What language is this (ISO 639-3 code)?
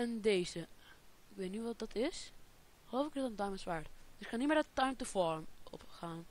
nld